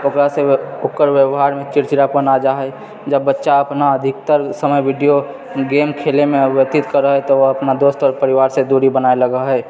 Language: Maithili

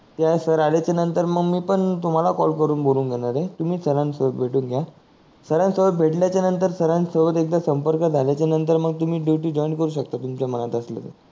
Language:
Marathi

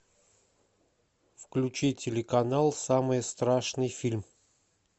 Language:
Russian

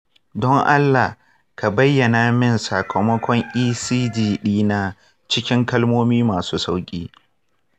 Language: Hausa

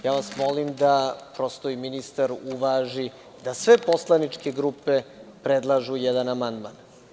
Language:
Serbian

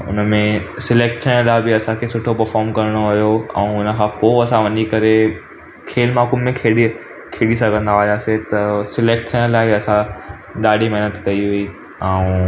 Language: Sindhi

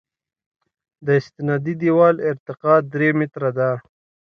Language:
Pashto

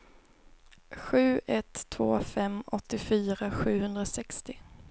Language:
Swedish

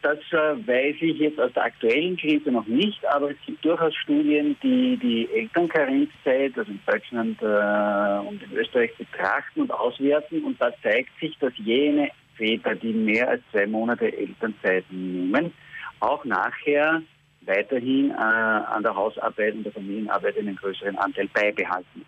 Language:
German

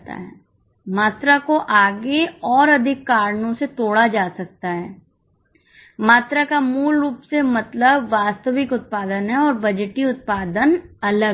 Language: Hindi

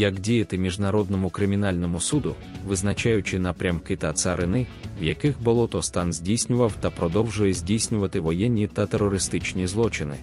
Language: Ukrainian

